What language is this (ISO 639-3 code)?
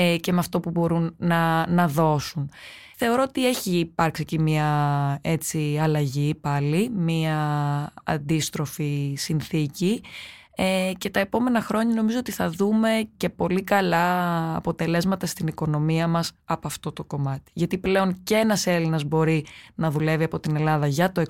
ell